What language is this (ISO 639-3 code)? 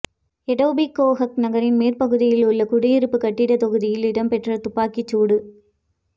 tam